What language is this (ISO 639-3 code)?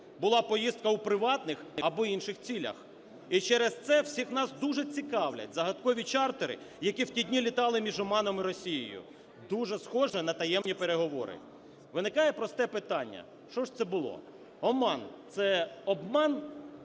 ukr